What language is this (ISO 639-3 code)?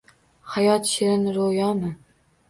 uzb